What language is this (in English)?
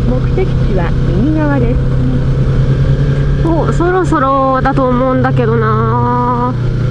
Japanese